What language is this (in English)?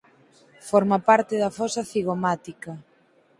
Galician